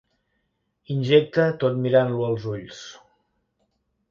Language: Catalan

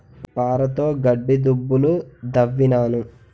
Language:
Telugu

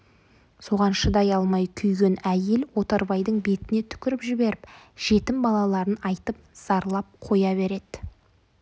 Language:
Kazakh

